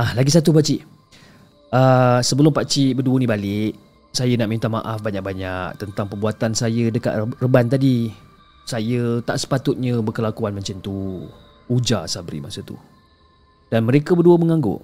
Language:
Malay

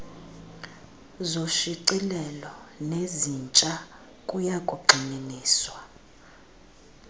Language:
Xhosa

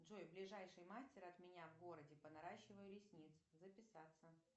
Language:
Russian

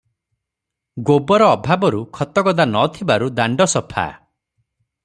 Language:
Odia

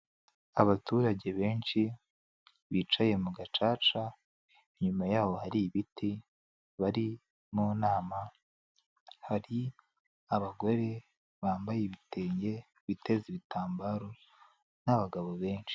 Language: Kinyarwanda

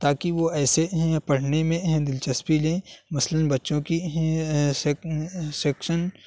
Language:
Urdu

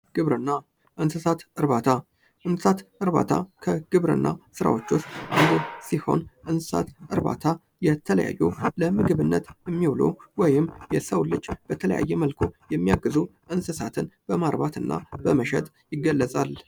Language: Amharic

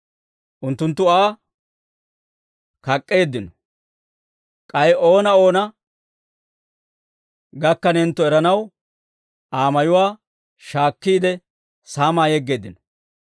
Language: Dawro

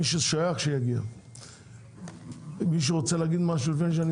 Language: Hebrew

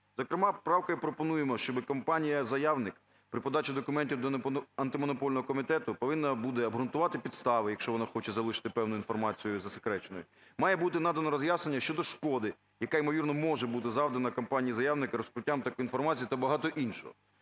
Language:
Ukrainian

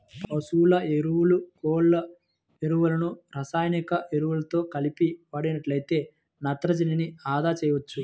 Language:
Telugu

